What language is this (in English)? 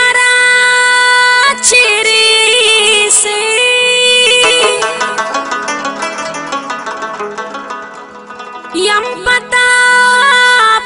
Indonesian